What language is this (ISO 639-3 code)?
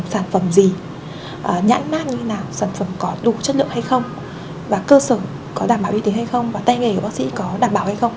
vie